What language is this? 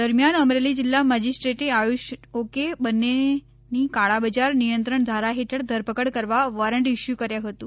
Gujarati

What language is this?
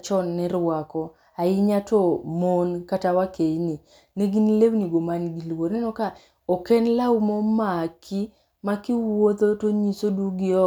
Luo (Kenya and Tanzania)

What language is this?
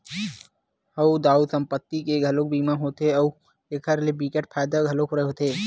Chhattisgarhi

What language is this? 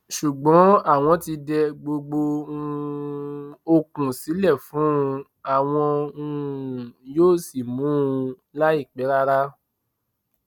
Yoruba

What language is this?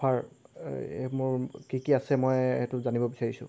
Assamese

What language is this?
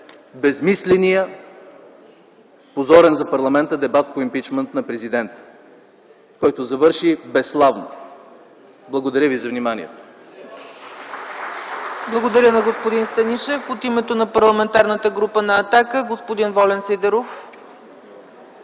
Bulgarian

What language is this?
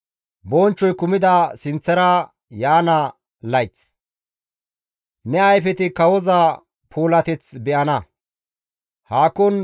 Gamo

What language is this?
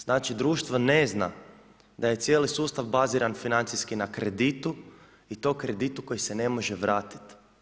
Croatian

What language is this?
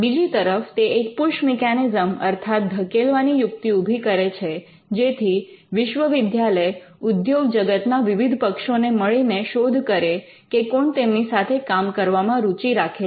Gujarati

